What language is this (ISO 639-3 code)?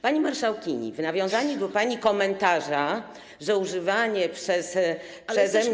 pol